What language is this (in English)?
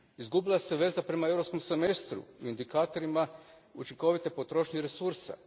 Croatian